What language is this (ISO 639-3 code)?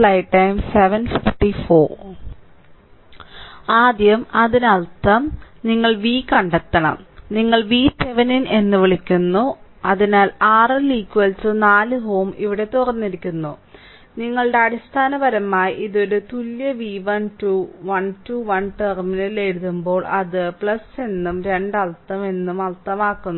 mal